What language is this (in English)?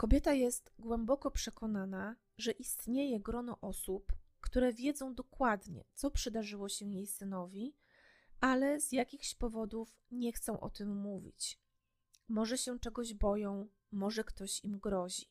Polish